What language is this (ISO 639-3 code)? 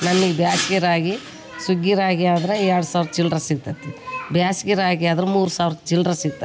kan